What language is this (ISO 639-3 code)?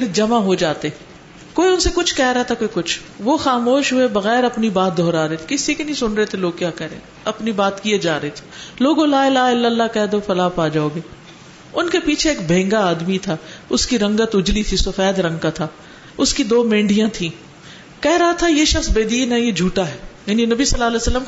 urd